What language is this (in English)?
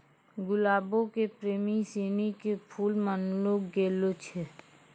Maithili